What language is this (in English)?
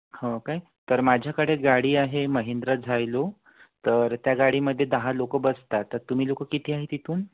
Marathi